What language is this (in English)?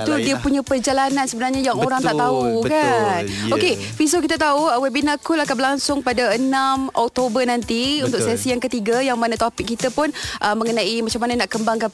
Malay